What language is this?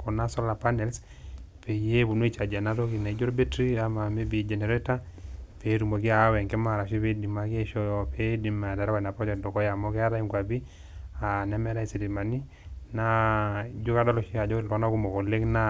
Masai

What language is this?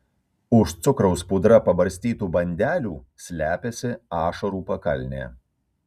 Lithuanian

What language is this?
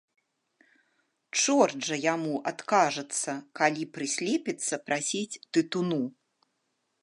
Belarusian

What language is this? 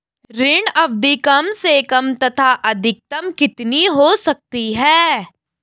Hindi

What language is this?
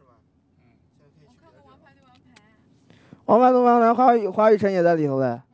Chinese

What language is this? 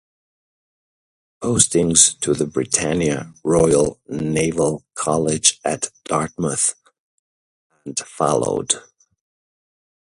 English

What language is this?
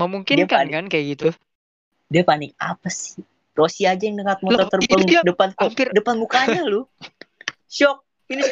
Indonesian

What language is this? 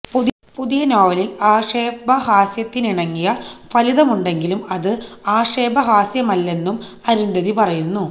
Malayalam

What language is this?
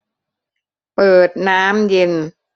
Thai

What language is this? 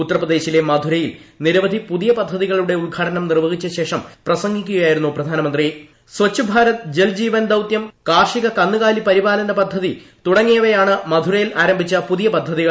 Malayalam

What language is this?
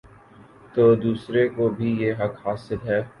Urdu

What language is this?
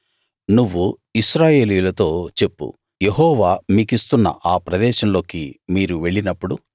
Telugu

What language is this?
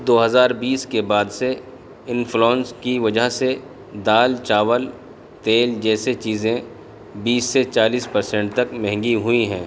Urdu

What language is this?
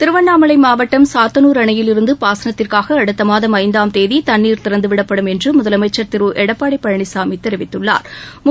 Tamil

